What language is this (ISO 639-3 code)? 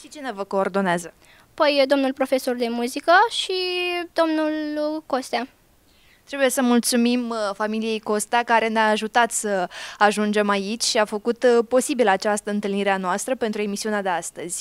ron